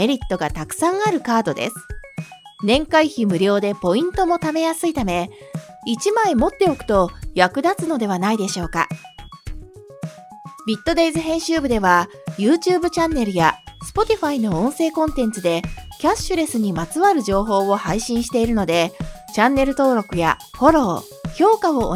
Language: Japanese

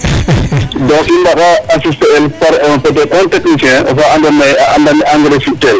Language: Serer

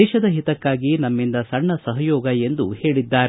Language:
Kannada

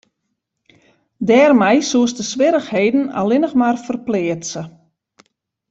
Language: Western Frisian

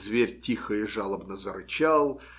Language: Russian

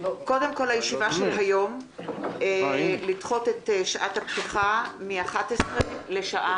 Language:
Hebrew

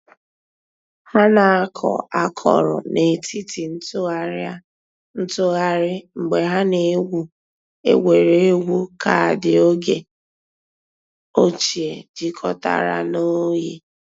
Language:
Igbo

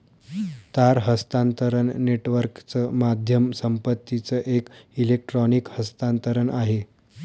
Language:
Marathi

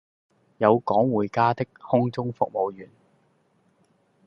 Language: Cantonese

